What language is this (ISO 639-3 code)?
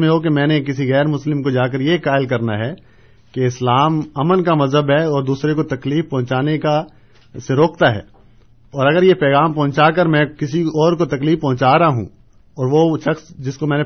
urd